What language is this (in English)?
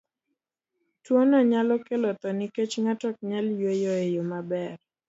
Luo (Kenya and Tanzania)